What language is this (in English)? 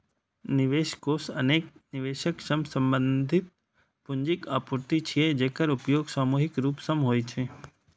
Maithili